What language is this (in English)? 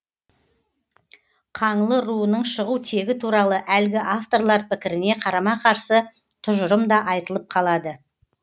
Kazakh